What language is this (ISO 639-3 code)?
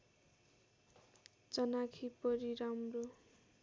nep